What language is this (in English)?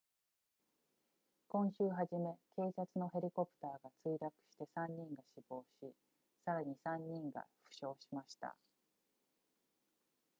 Japanese